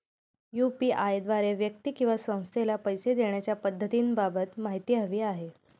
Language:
Marathi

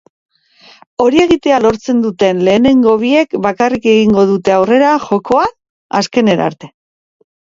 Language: Basque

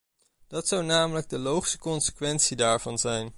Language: Dutch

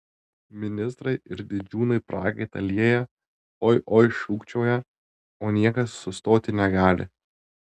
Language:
Lithuanian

